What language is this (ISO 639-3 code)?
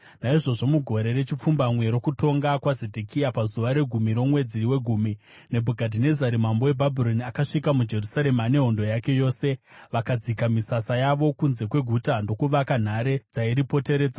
sna